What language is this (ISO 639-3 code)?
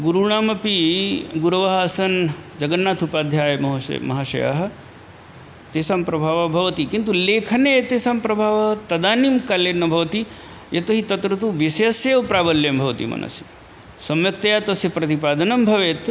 san